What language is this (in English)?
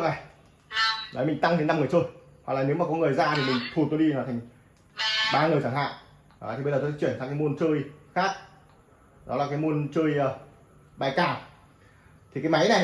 Vietnamese